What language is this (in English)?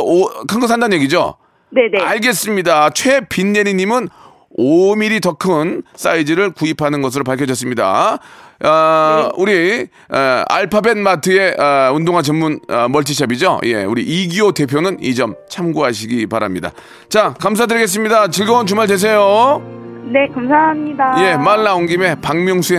Korean